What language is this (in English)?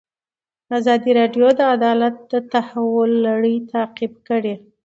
Pashto